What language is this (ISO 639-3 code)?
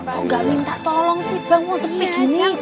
ind